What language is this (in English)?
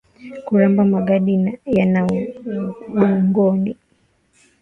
Swahili